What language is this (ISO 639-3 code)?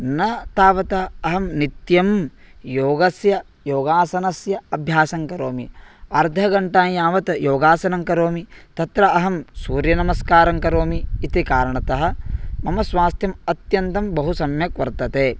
san